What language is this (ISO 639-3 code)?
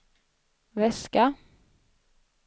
swe